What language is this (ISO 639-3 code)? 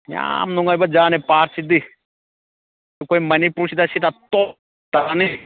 mni